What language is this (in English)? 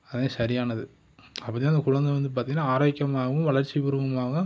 Tamil